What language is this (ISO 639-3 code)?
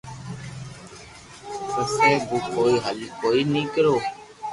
lrk